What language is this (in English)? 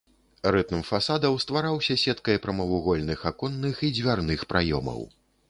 Belarusian